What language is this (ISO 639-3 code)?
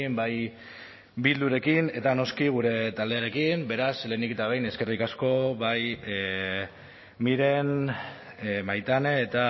eus